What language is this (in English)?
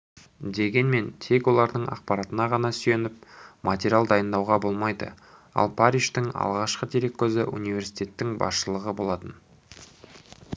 Kazakh